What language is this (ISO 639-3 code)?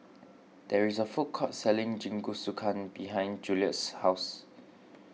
eng